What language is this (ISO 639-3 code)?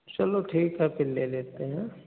hin